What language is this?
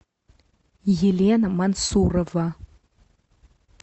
Russian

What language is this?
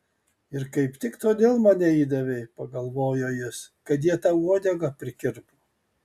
Lithuanian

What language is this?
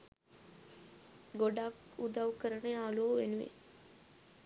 Sinhala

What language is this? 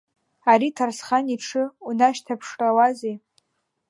Abkhazian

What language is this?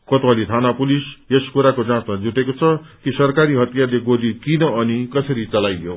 Nepali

